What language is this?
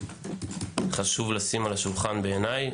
Hebrew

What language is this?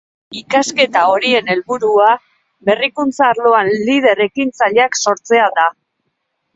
Basque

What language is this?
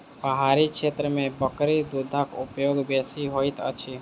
Maithili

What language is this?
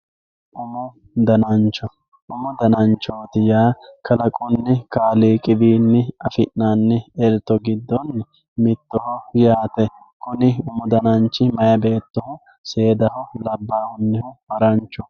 Sidamo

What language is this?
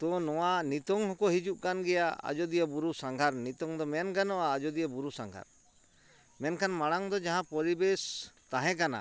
Santali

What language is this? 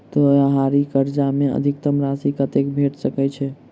Maithili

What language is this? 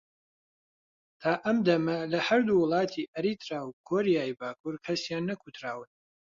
Central Kurdish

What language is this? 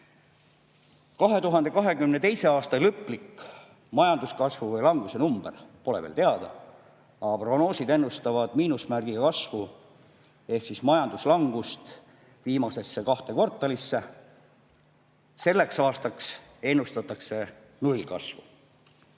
Estonian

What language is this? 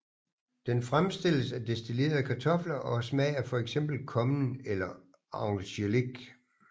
Danish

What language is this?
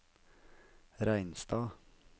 Norwegian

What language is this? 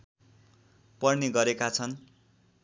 Nepali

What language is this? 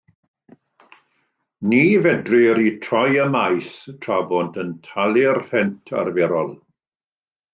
Welsh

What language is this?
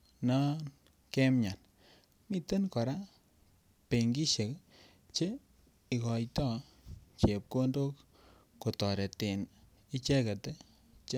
Kalenjin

